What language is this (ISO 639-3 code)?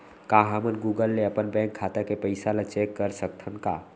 hne